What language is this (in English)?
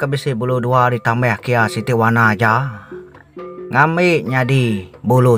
Thai